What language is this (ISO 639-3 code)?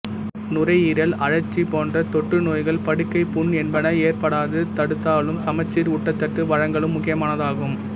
tam